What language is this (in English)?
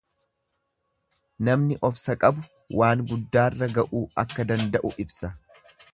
Oromo